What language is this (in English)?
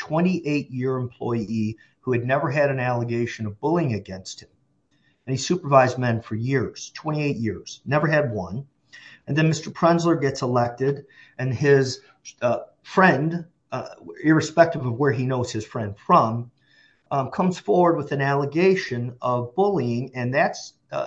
English